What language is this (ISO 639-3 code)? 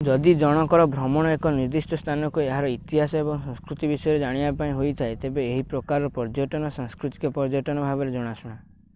ori